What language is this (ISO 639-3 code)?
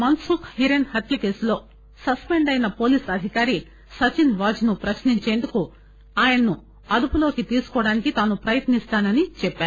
tel